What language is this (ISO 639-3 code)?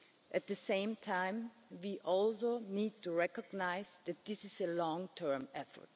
eng